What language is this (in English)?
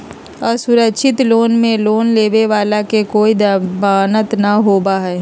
Magahi